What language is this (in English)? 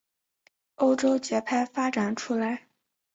Chinese